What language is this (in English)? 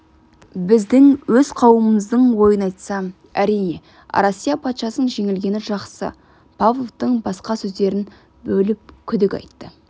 Kazakh